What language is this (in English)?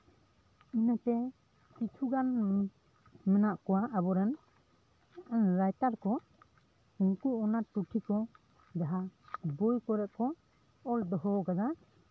Santali